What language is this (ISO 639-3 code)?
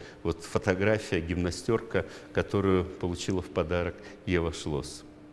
rus